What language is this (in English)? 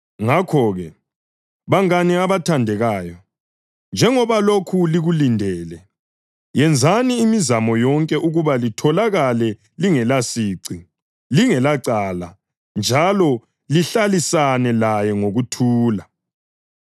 North Ndebele